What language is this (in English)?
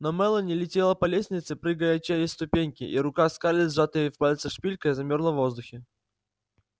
Russian